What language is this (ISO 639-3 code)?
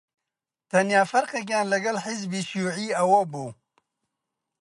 ckb